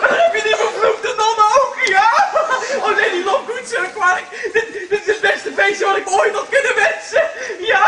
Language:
Dutch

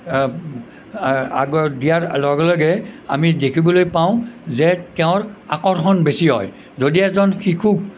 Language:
Assamese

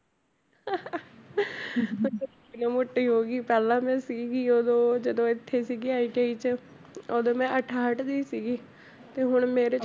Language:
Punjabi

